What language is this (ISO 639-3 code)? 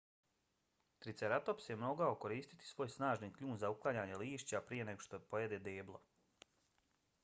bos